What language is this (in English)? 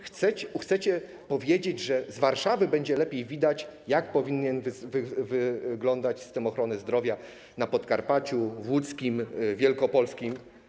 Polish